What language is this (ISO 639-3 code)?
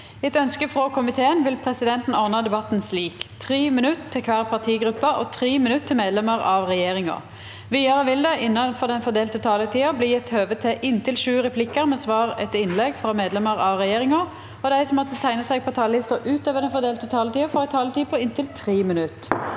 nor